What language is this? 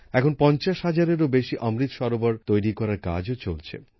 Bangla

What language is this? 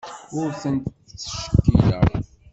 Kabyle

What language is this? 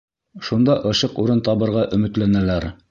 Bashkir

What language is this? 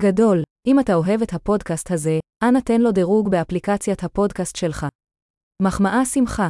Hebrew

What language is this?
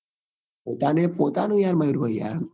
Gujarati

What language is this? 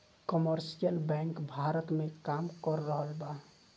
Bhojpuri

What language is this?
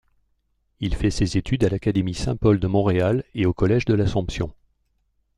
French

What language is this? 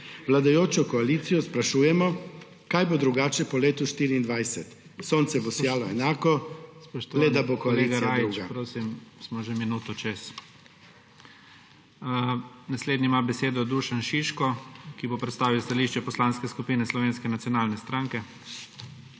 Slovenian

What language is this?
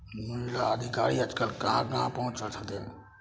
Maithili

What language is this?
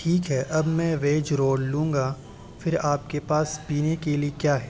Urdu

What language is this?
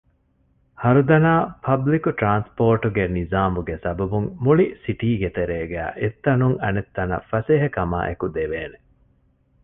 Divehi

